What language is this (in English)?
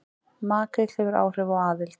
Icelandic